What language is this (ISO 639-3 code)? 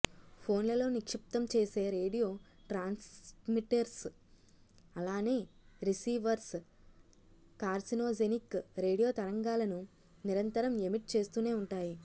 tel